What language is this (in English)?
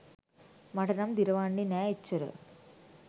Sinhala